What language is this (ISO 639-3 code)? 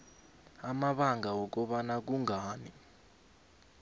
nbl